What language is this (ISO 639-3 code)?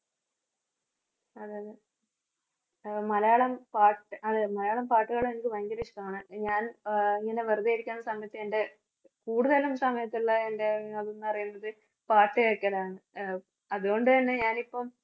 mal